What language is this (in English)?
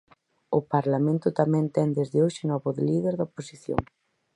Galician